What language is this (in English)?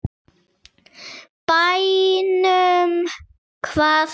Icelandic